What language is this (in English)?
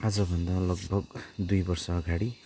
Nepali